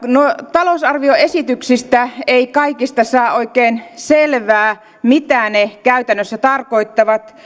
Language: Finnish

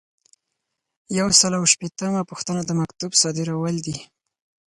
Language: Pashto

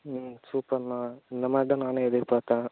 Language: Tamil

